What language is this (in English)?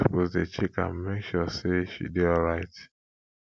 Nigerian Pidgin